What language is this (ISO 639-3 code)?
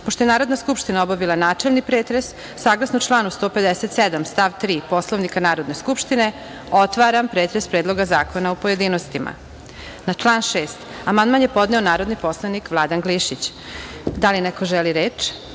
srp